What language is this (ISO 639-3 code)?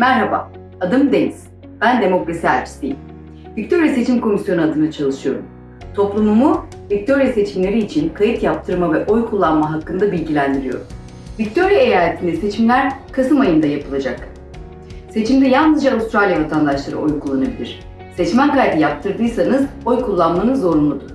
tur